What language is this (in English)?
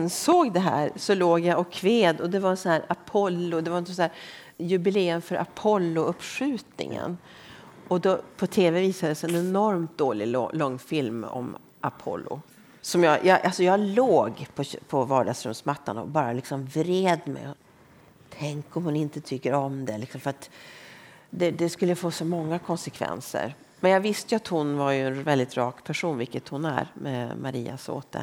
Swedish